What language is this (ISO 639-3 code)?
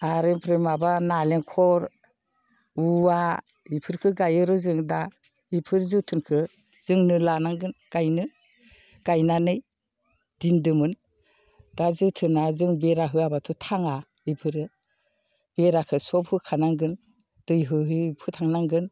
brx